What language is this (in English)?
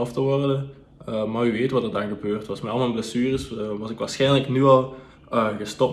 Dutch